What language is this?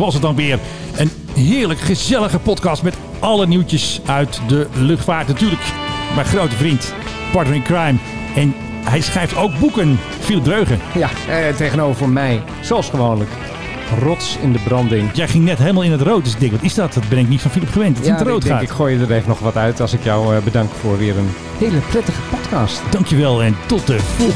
Dutch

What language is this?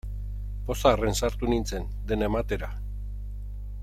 Basque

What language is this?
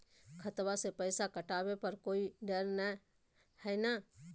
Magahi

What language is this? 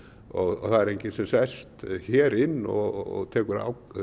Icelandic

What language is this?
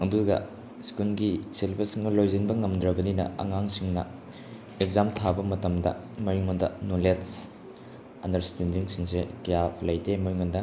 Manipuri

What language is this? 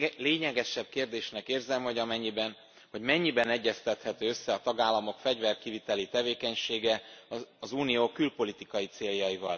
Hungarian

